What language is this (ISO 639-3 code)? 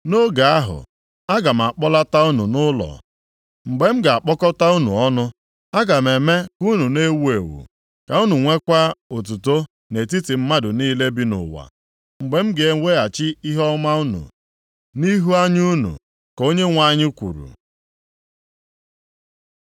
ibo